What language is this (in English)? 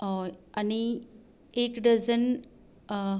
Konkani